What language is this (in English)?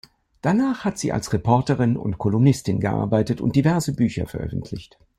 German